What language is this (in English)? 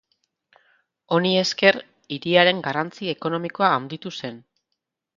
Basque